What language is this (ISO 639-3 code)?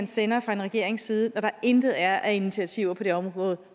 dan